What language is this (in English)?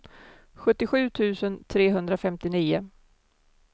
Swedish